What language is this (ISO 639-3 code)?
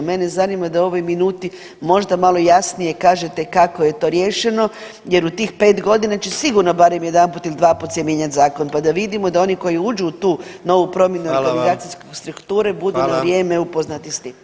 hrv